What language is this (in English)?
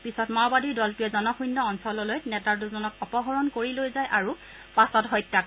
Assamese